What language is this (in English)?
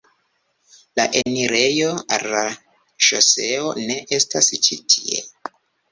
Esperanto